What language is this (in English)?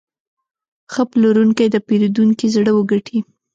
Pashto